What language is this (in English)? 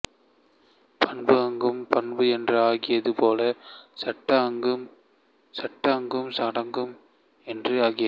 Tamil